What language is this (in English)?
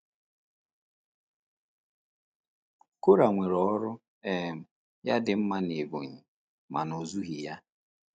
Igbo